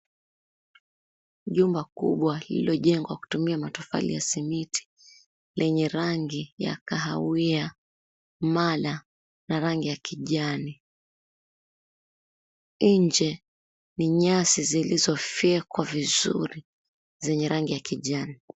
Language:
Swahili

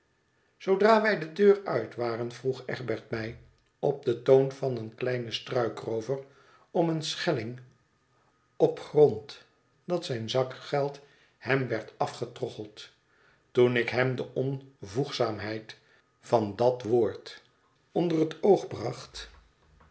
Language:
Dutch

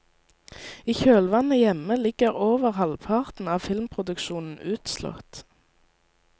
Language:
Norwegian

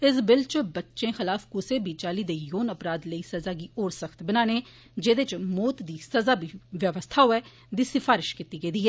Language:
Dogri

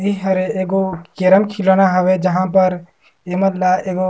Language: Surgujia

